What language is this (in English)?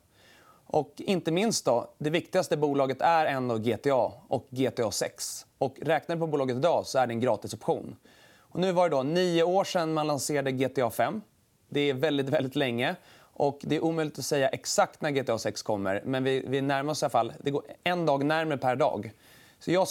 Swedish